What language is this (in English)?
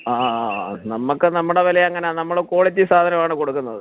Malayalam